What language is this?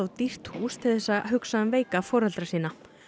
Icelandic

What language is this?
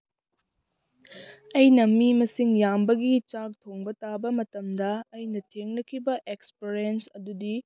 Manipuri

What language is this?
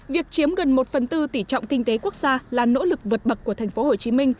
Vietnamese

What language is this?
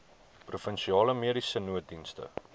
Afrikaans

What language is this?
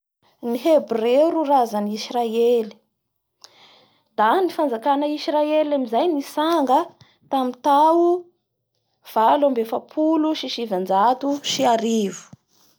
Bara Malagasy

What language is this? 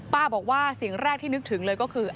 Thai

